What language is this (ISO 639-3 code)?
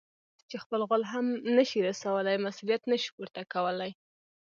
pus